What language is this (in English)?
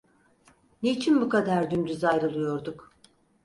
Turkish